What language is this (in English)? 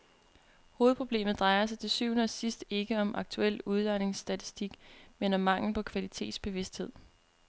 Danish